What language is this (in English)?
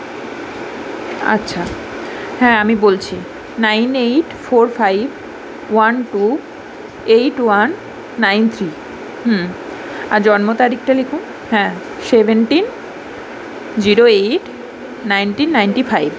Bangla